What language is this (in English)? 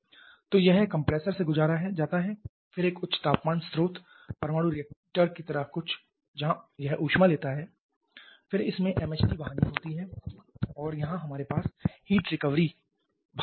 Hindi